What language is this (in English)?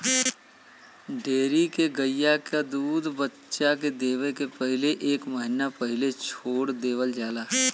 Bhojpuri